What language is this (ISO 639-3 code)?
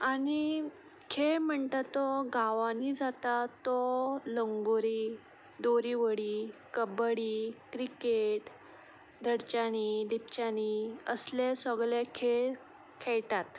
kok